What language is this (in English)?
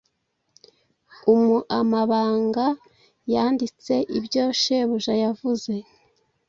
Kinyarwanda